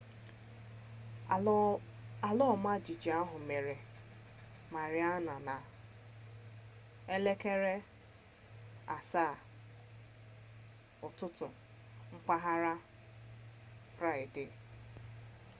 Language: Igbo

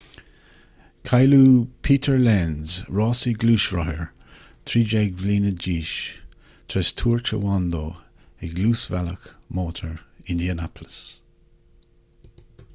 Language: Irish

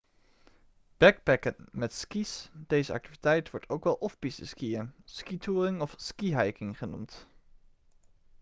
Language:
Dutch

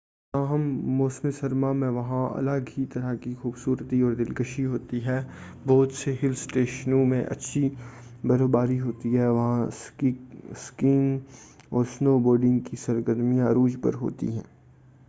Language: Urdu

